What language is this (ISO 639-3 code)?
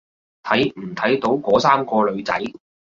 yue